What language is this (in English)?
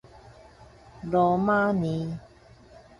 Min Nan Chinese